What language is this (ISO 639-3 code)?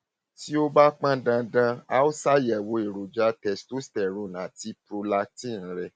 yor